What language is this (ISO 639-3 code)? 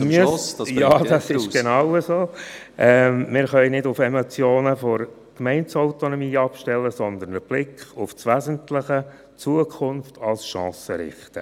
gsw